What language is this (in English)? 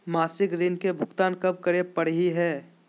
Magahi